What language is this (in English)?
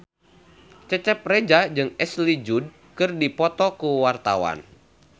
Sundanese